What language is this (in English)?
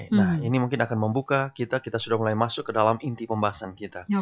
Indonesian